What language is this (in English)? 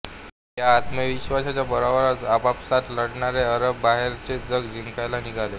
Marathi